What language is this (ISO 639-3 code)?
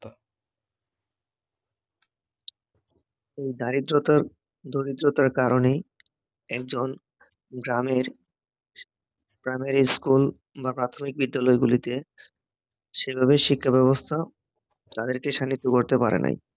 ben